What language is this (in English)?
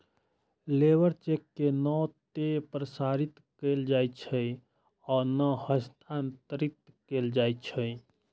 Maithili